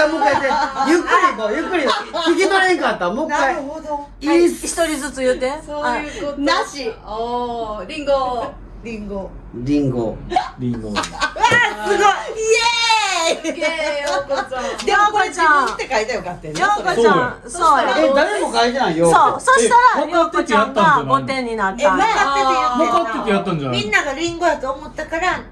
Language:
Japanese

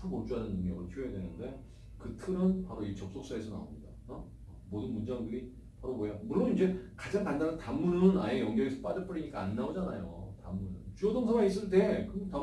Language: Korean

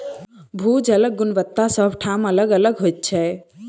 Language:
Maithili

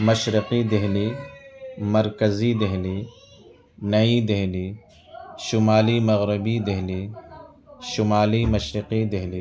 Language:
Urdu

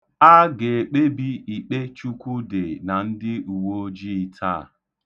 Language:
Igbo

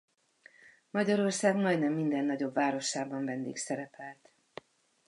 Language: Hungarian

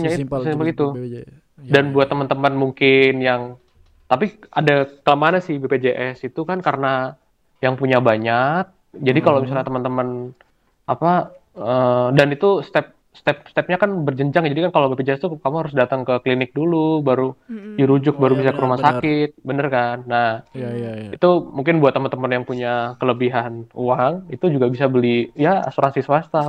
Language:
Indonesian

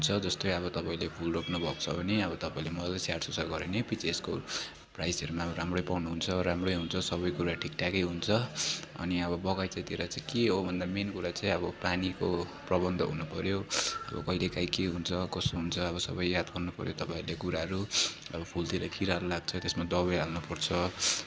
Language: Nepali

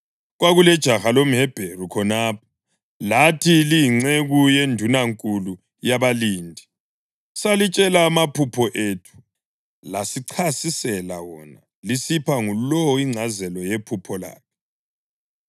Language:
North Ndebele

